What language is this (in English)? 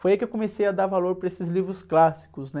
Portuguese